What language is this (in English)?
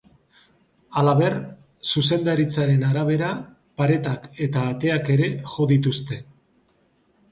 Basque